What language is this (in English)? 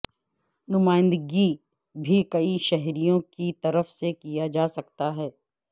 Urdu